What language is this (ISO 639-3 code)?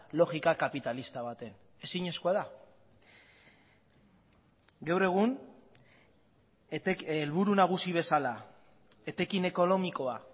eus